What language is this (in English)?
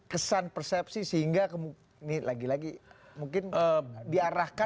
Indonesian